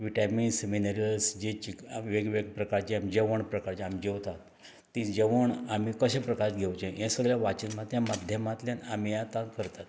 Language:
Konkani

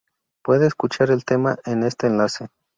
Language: Spanish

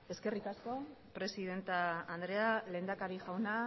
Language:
Basque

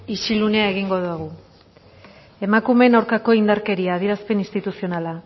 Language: Basque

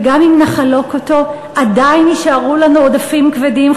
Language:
Hebrew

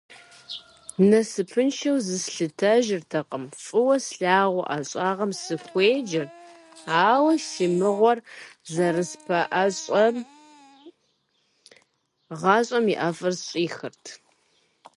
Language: Kabardian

